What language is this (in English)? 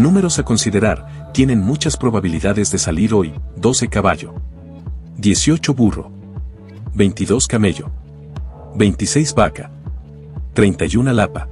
Spanish